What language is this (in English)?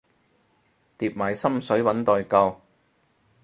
Cantonese